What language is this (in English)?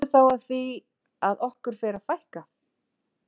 Icelandic